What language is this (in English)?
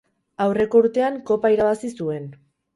Basque